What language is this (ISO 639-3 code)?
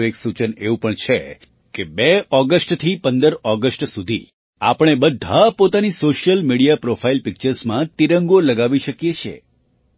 guj